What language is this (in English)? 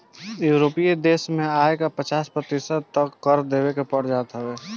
Bhojpuri